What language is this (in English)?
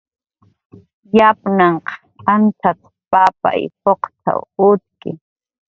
Jaqaru